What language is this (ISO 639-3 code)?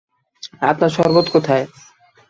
ben